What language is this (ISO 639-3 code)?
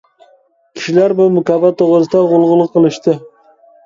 uig